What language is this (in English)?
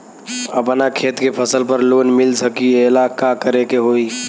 Bhojpuri